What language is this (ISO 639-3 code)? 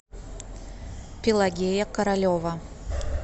rus